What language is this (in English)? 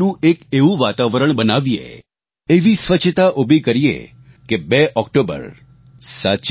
Gujarati